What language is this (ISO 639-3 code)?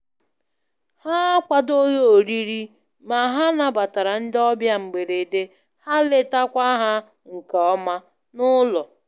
ibo